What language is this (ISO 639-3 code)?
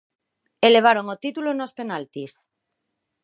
glg